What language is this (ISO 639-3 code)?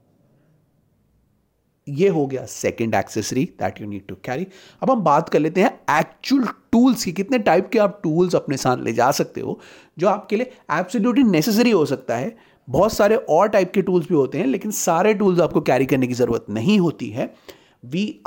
hin